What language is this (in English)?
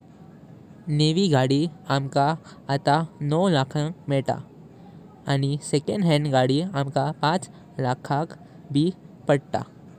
Konkani